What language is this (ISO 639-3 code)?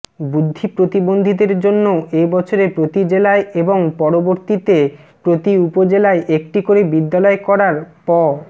ben